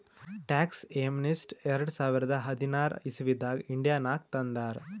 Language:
Kannada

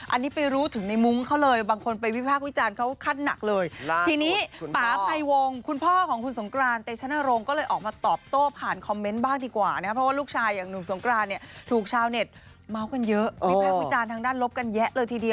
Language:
Thai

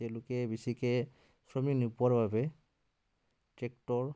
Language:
Assamese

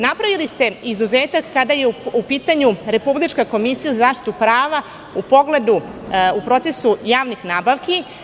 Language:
Serbian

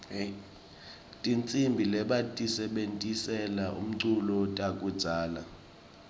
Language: Swati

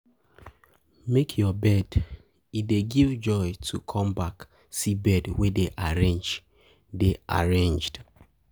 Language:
Nigerian Pidgin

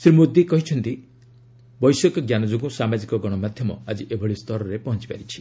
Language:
Odia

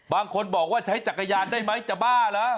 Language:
Thai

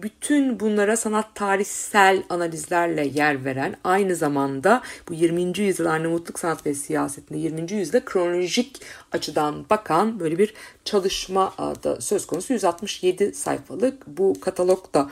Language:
Turkish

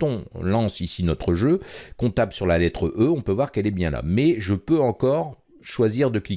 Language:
French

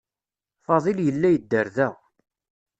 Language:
Kabyle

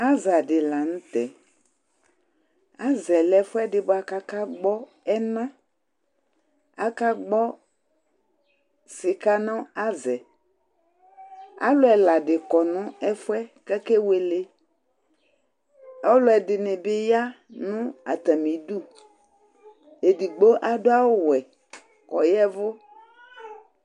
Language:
Ikposo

